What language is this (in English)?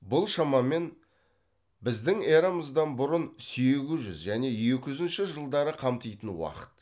Kazakh